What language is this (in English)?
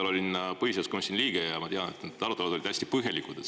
Estonian